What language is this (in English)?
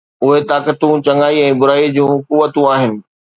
Sindhi